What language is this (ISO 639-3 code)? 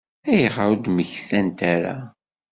kab